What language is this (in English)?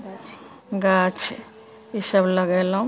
Maithili